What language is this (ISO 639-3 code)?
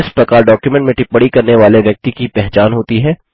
hin